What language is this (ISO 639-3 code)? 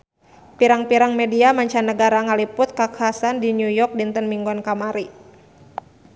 sun